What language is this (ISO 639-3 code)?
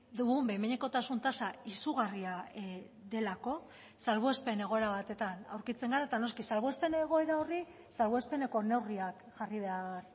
eus